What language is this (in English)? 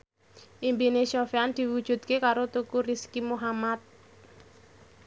Javanese